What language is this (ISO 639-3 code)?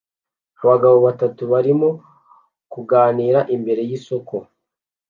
kin